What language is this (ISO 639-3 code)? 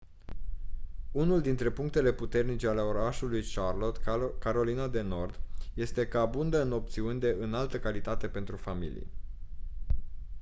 ron